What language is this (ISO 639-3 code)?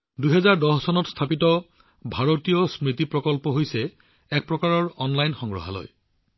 asm